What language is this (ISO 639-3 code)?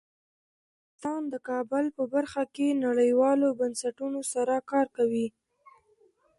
pus